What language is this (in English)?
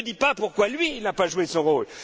French